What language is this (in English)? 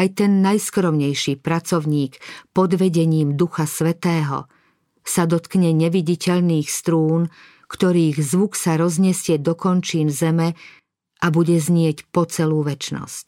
Slovak